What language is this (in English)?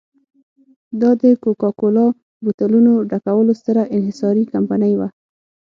Pashto